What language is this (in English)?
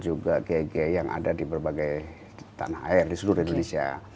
Indonesian